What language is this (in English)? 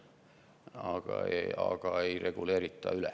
Estonian